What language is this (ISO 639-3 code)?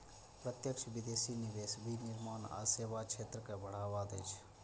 mai